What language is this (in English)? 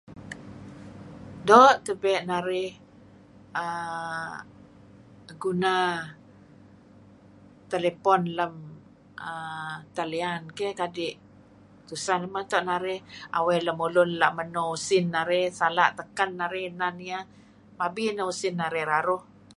Kelabit